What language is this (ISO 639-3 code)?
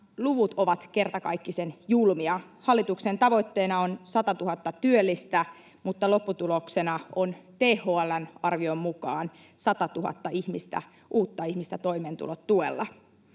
fin